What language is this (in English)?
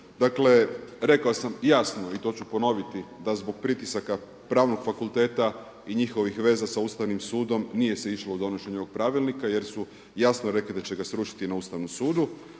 Croatian